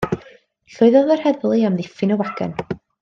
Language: Welsh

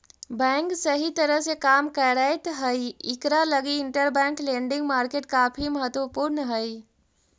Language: Magahi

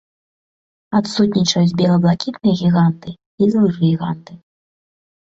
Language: Belarusian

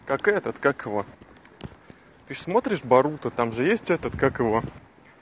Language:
Russian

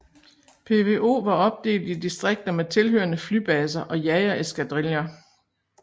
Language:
Danish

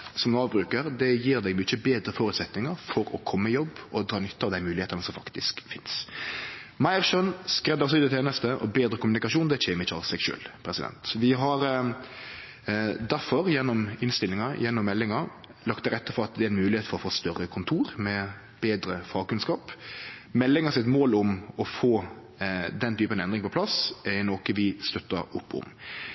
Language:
Norwegian Nynorsk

